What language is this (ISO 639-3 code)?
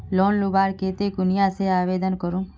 mag